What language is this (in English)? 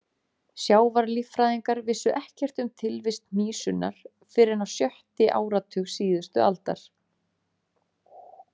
Icelandic